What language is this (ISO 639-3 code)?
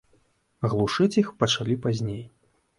bel